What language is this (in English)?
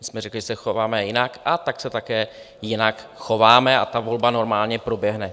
Czech